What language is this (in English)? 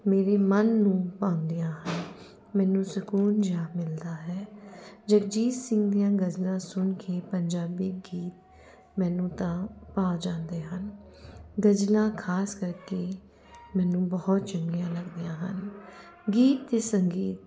Punjabi